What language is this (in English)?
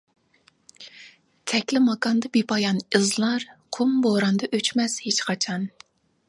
Uyghur